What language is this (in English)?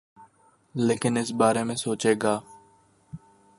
Urdu